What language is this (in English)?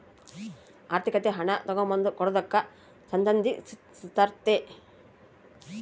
Kannada